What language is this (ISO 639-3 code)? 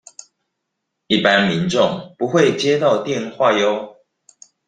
zho